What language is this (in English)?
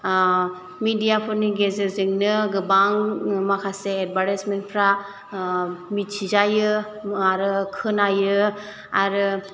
Bodo